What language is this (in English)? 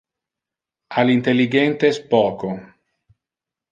Interlingua